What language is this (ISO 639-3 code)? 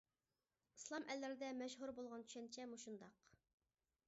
uig